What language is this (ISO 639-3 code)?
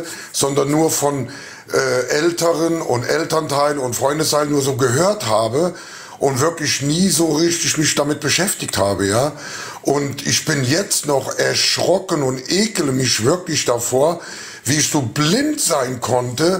deu